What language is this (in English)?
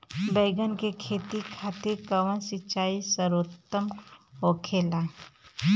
Bhojpuri